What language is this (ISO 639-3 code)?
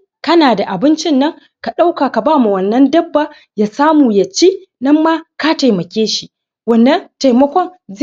hau